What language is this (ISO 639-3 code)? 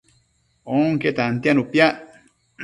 mcf